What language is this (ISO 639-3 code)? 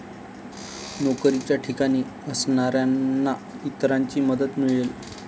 mar